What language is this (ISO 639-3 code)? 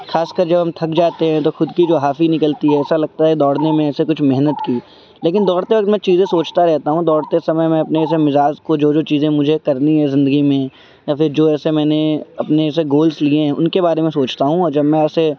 urd